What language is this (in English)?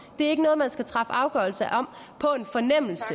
Danish